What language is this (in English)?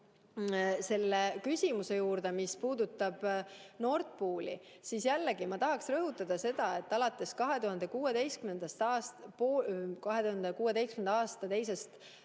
Estonian